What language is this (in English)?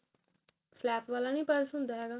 Punjabi